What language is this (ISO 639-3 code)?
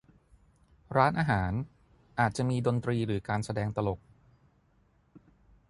tha